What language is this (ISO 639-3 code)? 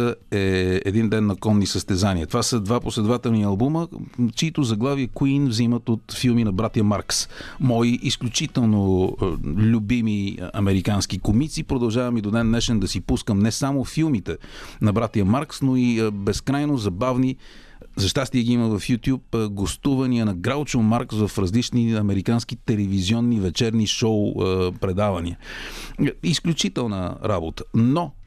bul